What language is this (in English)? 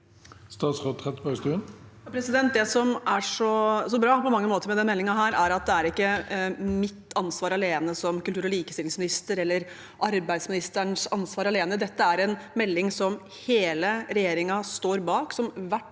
Norwegian